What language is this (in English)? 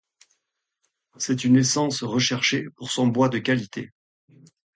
French